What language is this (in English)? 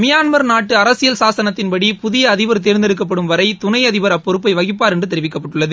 Tamil